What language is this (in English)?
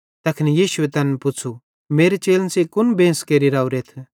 Bhadrawahi